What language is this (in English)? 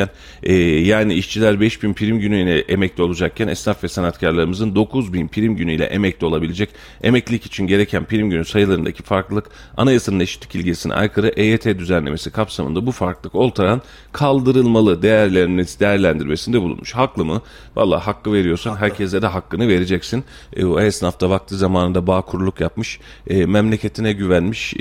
Turkish